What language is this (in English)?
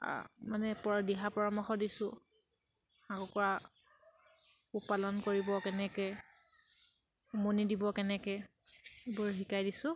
Assamese